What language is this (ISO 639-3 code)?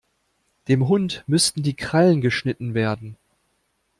deu